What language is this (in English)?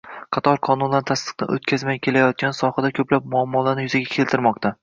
Uzbek